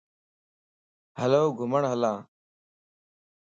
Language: Lasi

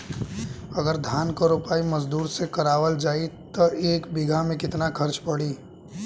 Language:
Bhojpuri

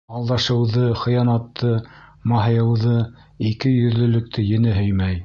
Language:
Bashkir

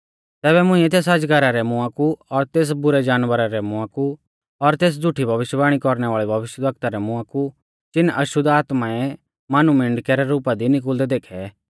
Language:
Mahasu Pahari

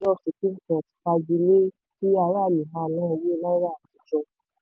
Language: Yoruba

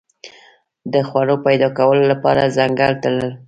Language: Pashto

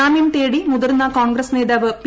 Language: Malayalam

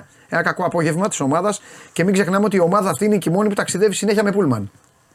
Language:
Greek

